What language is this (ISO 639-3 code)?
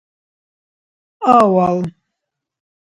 dar